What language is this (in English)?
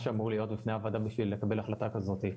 Hebrew